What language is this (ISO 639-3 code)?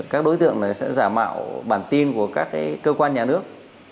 vie